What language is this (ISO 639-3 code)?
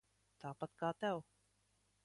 lav